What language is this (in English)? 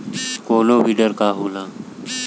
Bhojpuri